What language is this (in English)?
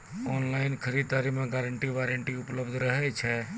Maithili